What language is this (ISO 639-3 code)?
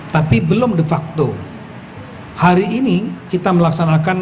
ind